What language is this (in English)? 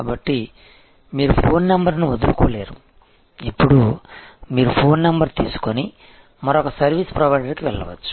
Telugu